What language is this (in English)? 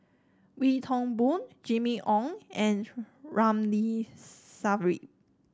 English